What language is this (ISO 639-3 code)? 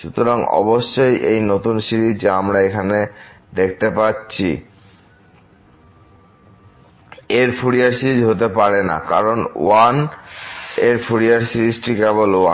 ben